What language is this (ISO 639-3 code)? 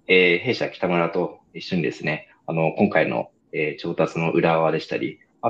jpn